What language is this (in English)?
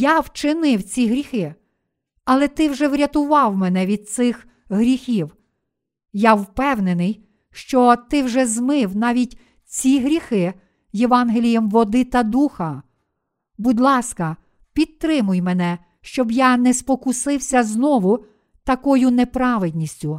Ukrainian